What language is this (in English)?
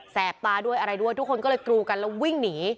Thai